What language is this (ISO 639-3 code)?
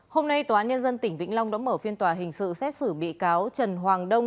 vie